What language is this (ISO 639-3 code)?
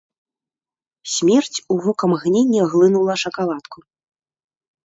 bel